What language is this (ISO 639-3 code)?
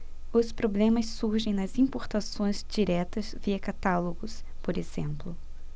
por